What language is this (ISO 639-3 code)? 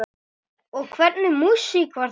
isl